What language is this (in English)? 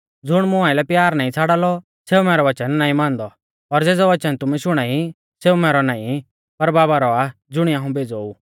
Mahasu Pahari